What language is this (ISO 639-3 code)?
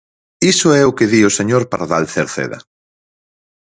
glg